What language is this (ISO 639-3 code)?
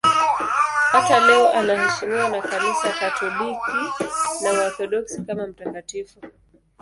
swa